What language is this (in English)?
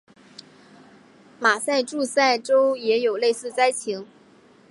Chinese